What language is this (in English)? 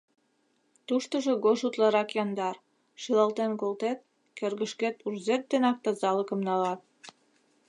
Mari